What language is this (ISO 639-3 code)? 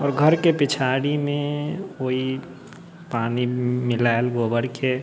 mai